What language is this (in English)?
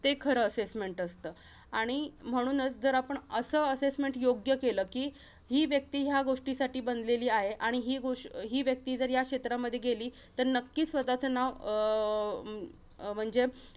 Marathi